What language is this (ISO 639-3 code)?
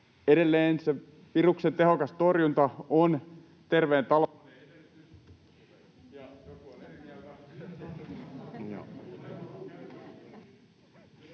fin